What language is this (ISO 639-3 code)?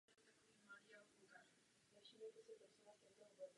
ces